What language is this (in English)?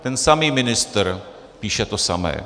Czech